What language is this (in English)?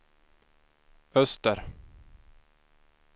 Swedish